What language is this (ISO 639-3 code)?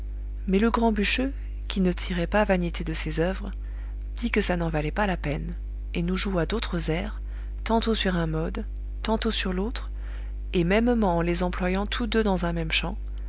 fra